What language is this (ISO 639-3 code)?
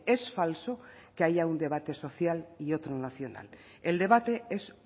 spa